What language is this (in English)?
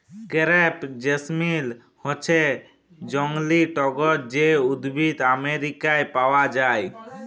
Bangla